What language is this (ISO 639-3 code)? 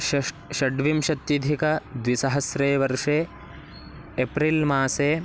san